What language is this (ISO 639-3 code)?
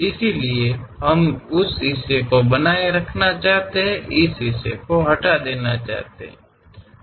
hin